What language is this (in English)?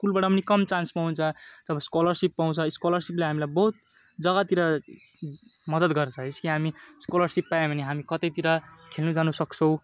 Nepali